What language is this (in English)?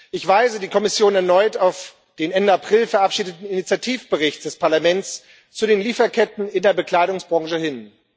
German